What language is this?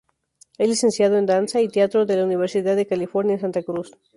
Spanish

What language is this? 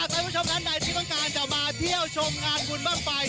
Thai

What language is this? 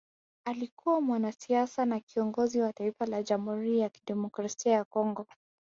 Swahili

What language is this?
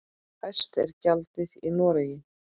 Icelandic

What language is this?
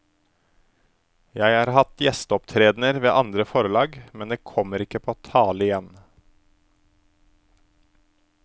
Norwegian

